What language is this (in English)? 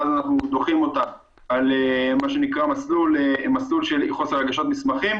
Hebrew